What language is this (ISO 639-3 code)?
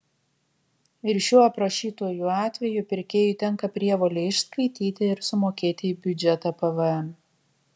lit